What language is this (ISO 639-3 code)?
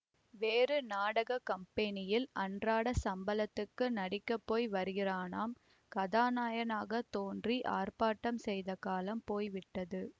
tam